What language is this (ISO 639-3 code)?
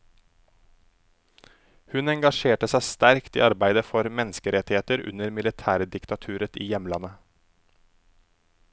nor